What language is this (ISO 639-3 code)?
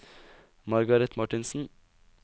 nor